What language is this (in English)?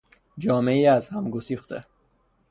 Persian